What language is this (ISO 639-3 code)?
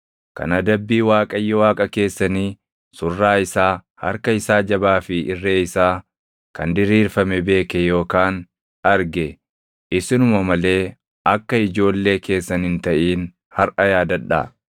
orm